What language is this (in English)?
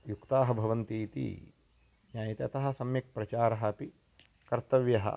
Sanskrit